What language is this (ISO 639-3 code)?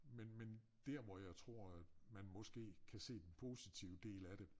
dan